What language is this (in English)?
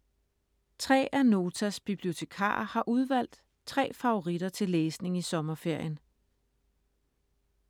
Danish